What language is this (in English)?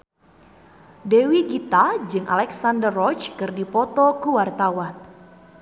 Sundanese